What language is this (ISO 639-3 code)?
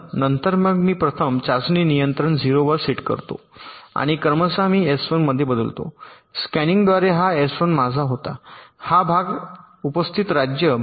mar